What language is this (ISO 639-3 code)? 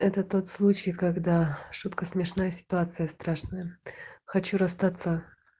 rus